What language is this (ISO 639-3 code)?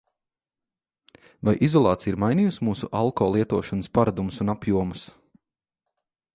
lav